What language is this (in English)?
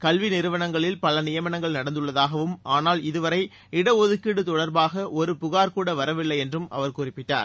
Tamil